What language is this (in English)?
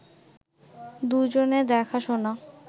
Bangla